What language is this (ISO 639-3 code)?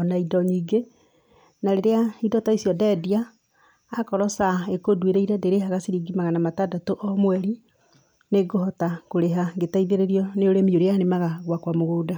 kik